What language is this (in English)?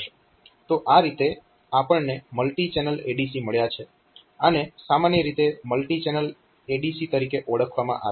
Gujarati